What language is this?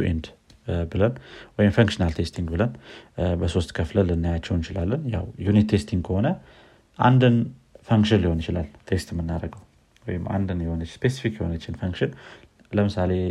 Amharic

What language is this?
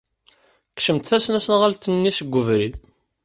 Kabyle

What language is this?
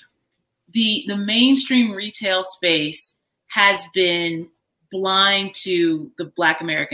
English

